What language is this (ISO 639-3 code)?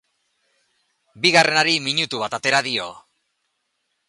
eus